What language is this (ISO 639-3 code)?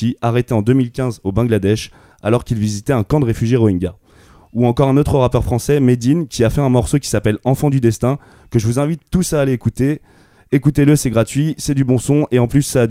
fra